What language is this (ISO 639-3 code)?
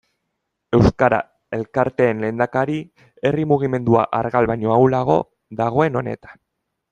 eus